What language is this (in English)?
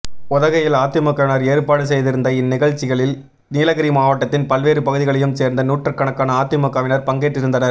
Tamil